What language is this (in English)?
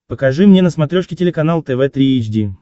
Russian